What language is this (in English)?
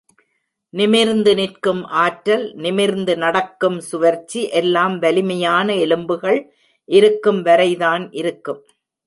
Tamil